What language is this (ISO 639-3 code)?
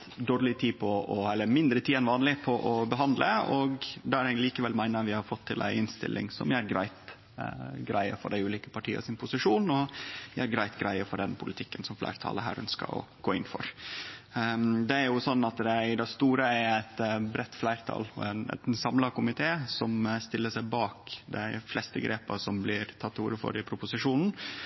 nno